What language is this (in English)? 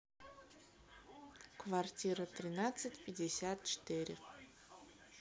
Russian